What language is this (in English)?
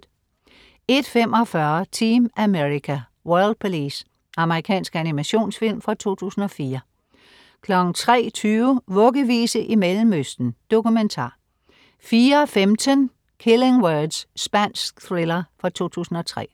Danish